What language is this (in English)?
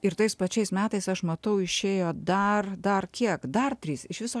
Lithuanian